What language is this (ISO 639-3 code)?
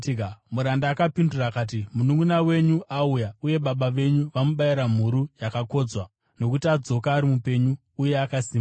sna